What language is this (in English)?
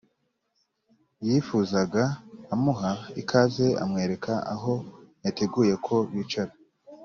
Kinyarwanda